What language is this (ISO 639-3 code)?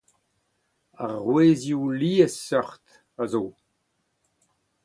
bre